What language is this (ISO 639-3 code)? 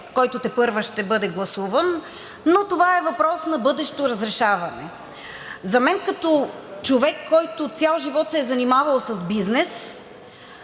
bul